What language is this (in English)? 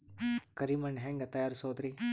Kannada